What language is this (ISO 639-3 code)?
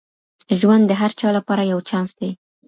pus